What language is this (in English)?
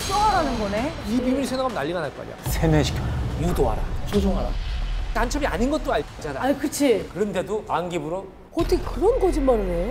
Korean